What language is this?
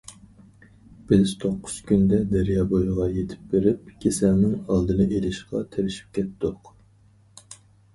Uyghur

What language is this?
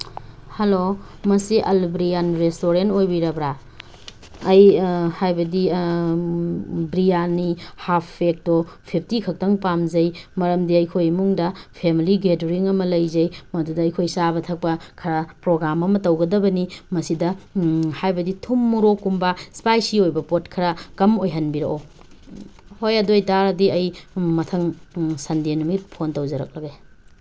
Manipuri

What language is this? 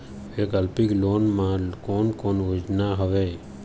Chhattisgarhi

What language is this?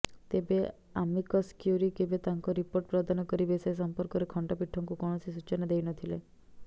Odia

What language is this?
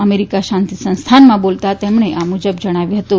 Gujarati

